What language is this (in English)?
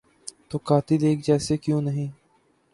Urdu